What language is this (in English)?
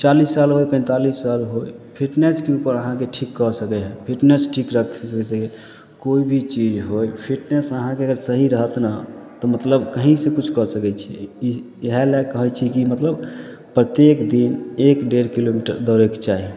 Maithili